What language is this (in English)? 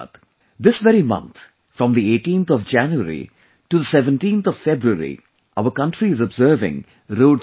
English